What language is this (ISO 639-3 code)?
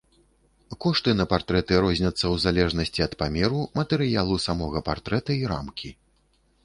bel